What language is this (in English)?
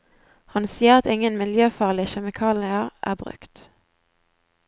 Norwegian